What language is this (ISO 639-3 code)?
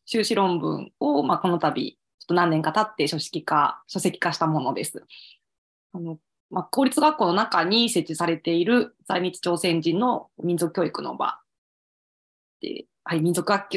jpn